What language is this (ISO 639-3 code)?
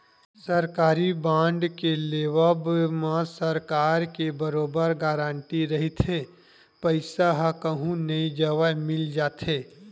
hne